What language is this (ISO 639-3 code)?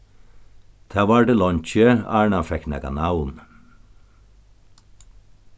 fao